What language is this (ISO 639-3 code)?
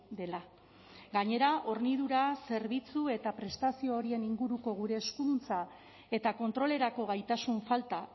eus